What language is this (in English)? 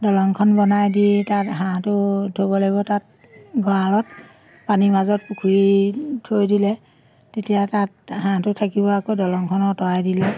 Assamese